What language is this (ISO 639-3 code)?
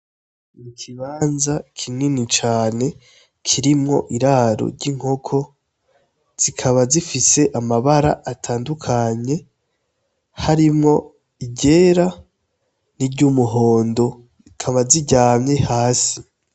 run